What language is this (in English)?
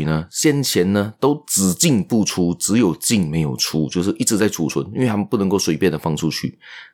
Chinese